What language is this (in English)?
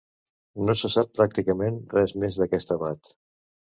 Catalan